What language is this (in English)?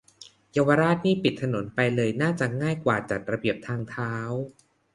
Thai